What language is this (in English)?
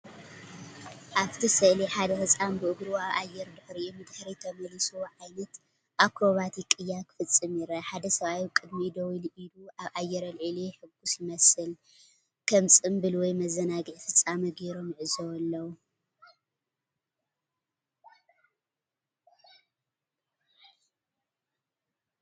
Tigrinya